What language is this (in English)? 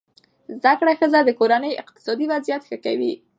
Pashto